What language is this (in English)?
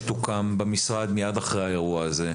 Hebrew